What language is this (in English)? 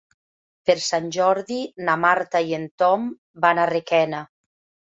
Catalan